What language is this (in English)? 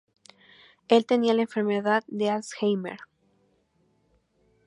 Spanish